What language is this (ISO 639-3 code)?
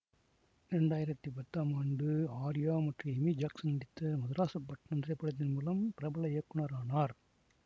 tam